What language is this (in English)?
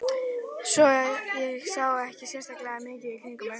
Icelandic